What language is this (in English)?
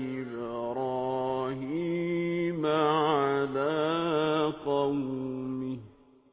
Arabic